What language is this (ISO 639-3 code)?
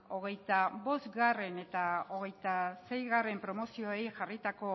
eus